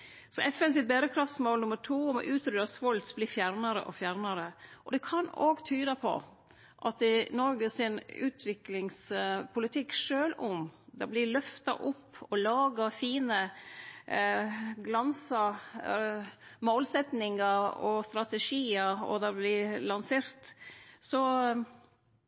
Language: Norwegian Nynorsk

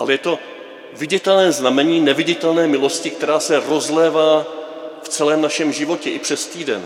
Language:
Czech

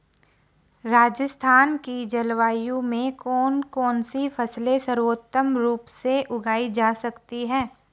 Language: Hindi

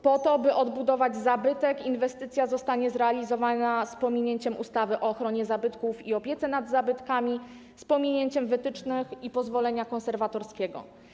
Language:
Polish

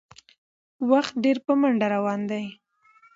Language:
Pashto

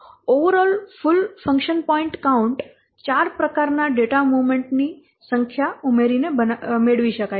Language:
Gujarati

